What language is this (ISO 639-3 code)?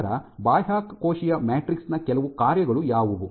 kan